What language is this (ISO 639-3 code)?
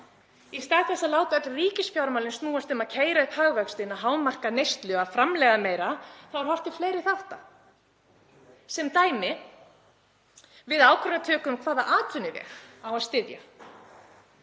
isl